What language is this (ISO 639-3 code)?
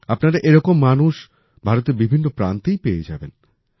ben